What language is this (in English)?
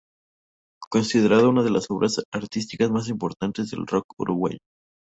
Spanish